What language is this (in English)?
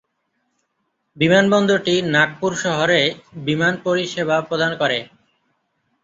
Bangla